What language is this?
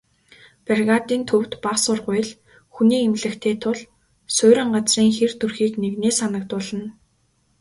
Mongolian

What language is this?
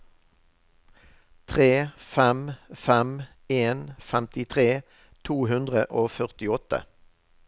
Norwegian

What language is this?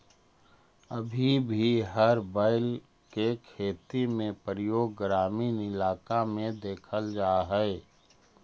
Magahi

